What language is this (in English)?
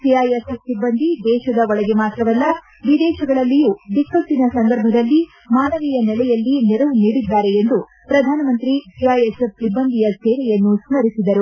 Kannada